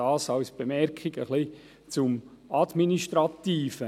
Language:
Swiss German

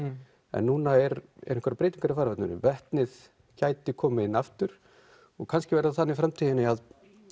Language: Icelandic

